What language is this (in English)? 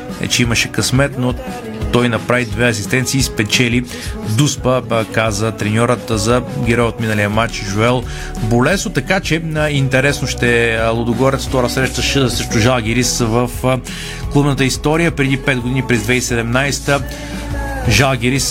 Bulgarian